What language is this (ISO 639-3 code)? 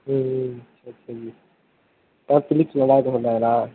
tam